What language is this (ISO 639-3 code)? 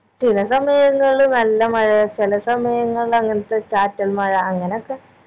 mal